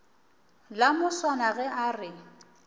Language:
Northern Sotho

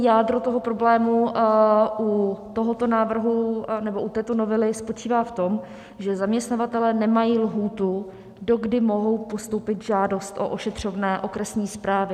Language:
Czech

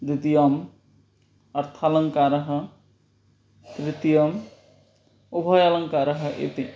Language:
Sanskrit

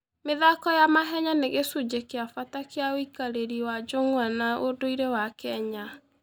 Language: Kikuyu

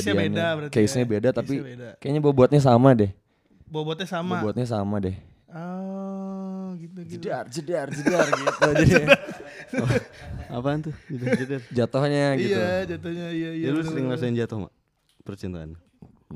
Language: Indonesian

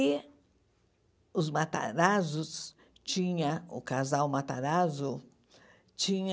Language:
Portuguese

